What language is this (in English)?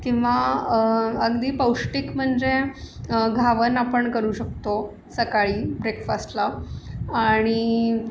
Marathi